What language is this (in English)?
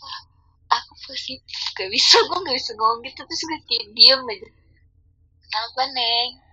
Indonesian